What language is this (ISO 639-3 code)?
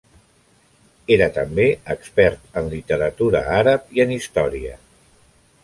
cat